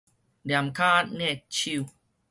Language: Min Nan Chinese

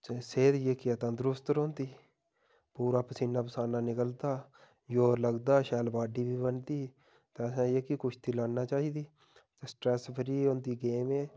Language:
Dogri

